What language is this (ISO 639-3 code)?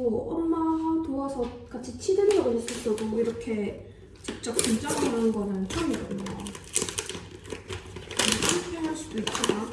kor